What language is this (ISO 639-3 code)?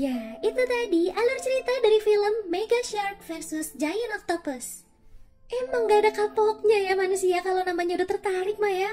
ind